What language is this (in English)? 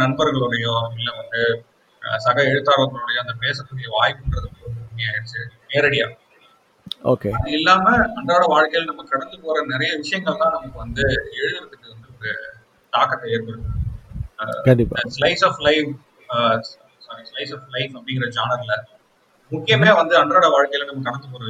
Tamil